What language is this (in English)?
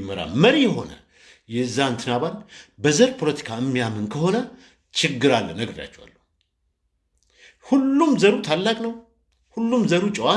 Turkish